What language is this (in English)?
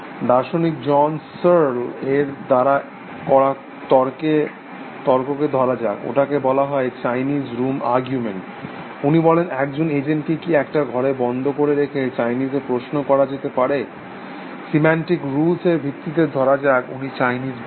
Bangla